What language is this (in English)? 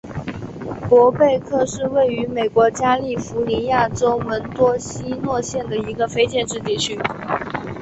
Chinese